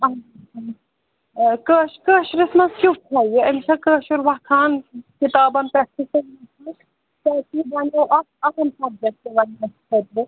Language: Kashmiri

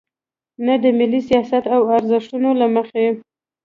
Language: Pashto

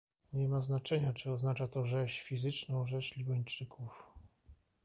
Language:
Polish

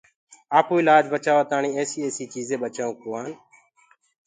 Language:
Gurgula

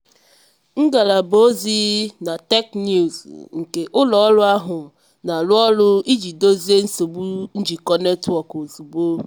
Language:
Igbo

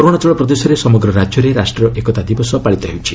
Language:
Odia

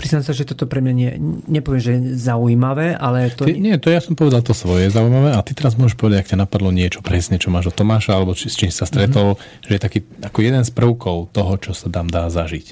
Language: Slovak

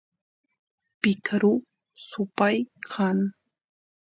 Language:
Santiago del Estero Quichua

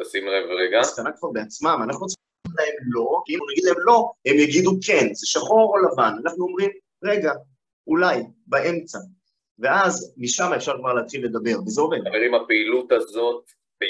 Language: Hebrew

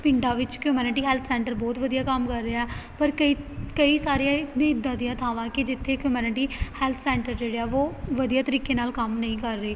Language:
Punjabi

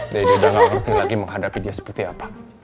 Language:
Indonesian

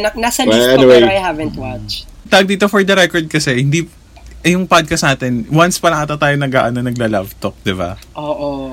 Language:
Filipino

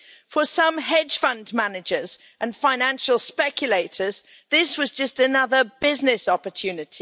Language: English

